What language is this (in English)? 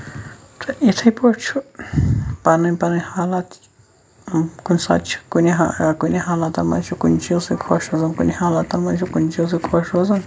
Kashmiri